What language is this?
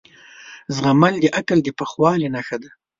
Pashto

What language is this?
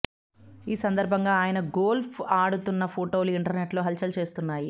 Telugu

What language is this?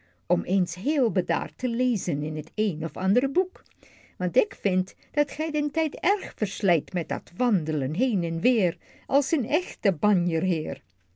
Dutch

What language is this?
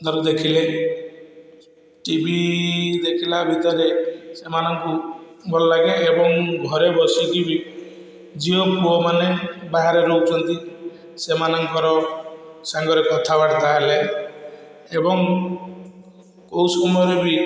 Odia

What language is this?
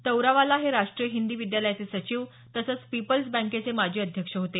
Marathi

